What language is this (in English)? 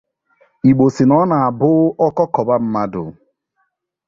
Igbo